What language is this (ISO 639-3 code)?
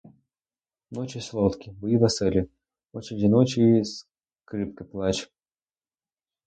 ukr